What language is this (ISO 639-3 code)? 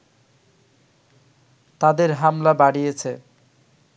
ben